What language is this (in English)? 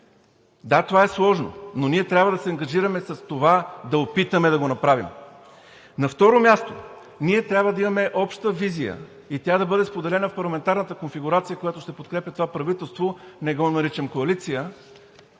Bulgarian